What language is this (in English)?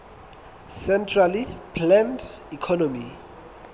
Southern Sotho